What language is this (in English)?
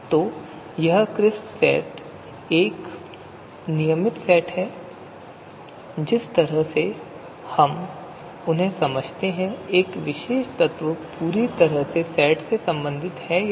Hindi